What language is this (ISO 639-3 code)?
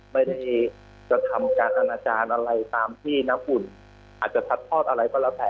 tha